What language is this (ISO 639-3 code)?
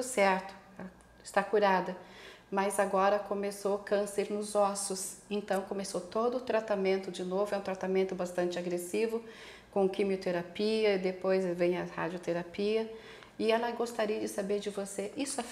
por